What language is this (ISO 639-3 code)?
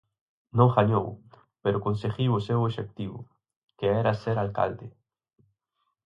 glg